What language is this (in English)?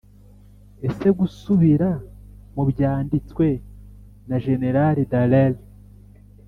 Kinyarwanda